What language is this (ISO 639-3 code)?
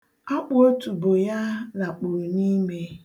ibo